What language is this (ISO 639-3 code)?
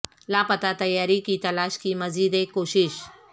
urd